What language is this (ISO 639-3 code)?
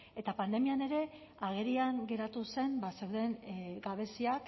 eus